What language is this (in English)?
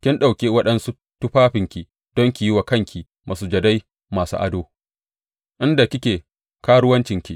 Hausa